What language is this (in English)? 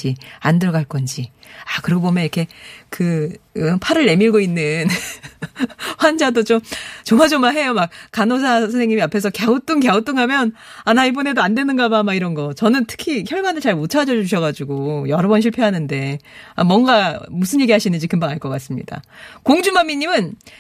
Korean